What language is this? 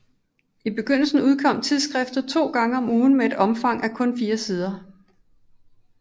Danish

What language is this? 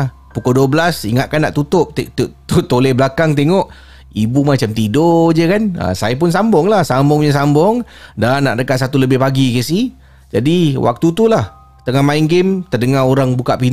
Malay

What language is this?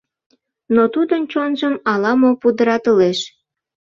Mari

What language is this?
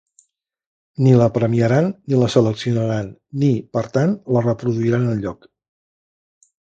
Catalan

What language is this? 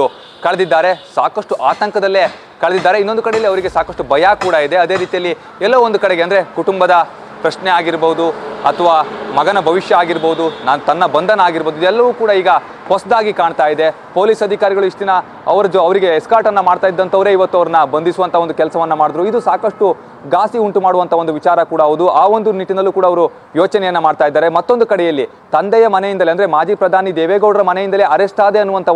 Kannada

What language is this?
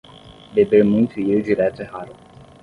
Portuguese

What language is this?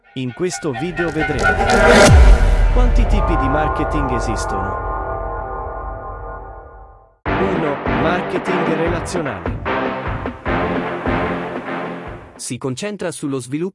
Italian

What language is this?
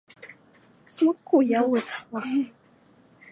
Chinese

